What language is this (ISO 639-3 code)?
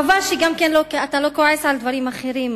heb